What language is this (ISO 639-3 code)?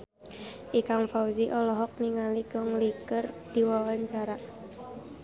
sun